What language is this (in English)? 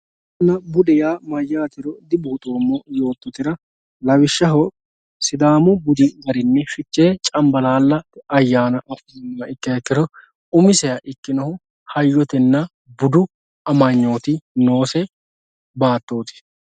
Sidamo